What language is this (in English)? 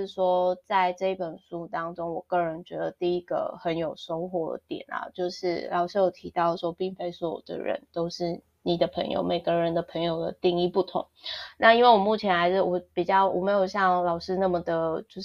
Chinese